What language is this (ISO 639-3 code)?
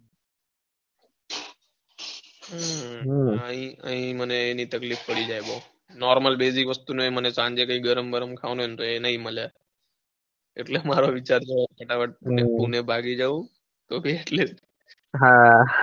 guj